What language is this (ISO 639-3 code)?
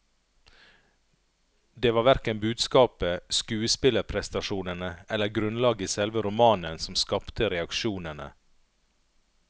nor